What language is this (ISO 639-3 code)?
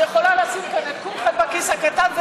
heb